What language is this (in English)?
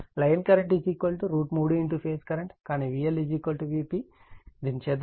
Telugu